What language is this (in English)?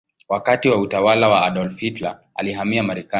Swahili